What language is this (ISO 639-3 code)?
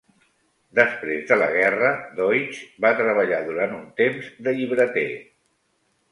cat